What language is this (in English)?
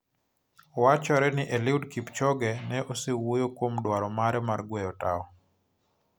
Luo (Kenya and Tanzania)